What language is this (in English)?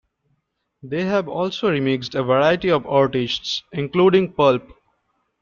English